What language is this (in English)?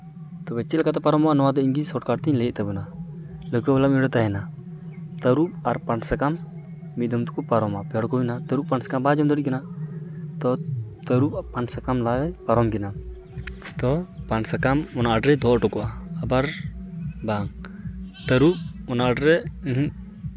Santali